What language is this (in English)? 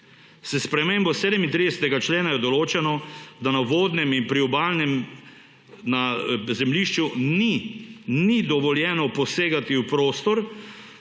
Slovenian